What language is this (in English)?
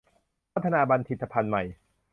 Thai